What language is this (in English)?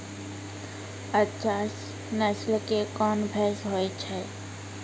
Maithili